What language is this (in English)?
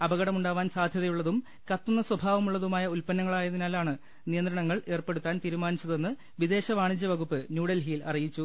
Malayalam